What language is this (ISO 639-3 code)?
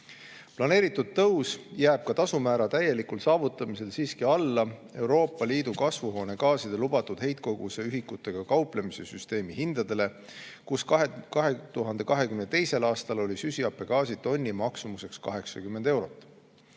est